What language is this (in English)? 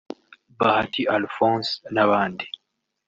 Kinyarwanda